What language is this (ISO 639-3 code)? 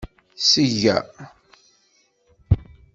kab